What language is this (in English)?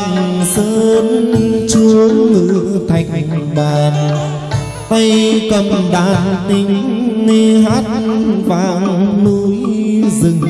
Vietnamese